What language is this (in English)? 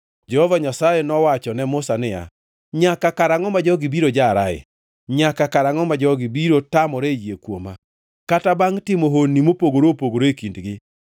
Luo (Kenya and Tanzania)